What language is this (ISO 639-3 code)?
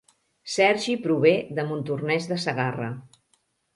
cat